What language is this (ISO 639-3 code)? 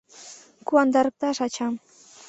chm